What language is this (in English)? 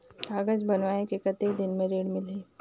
Chhattisgarhi